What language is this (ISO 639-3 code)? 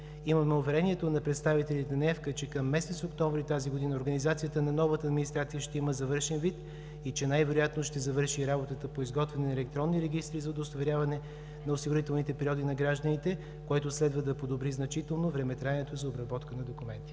bul